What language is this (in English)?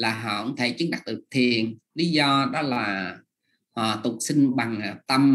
Vietnamese